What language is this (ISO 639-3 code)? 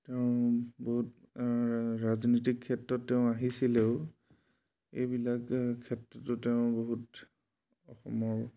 asm